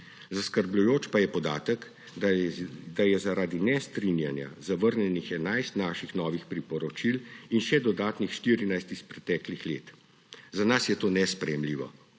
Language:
Slovenian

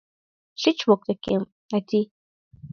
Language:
Mari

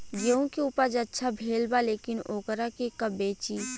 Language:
Bhojpuri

